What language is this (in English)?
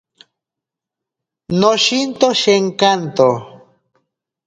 Ashéninka Perené